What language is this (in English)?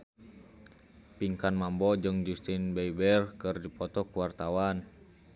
Sundanese